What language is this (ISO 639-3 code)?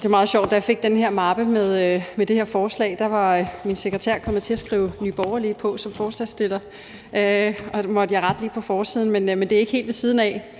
dan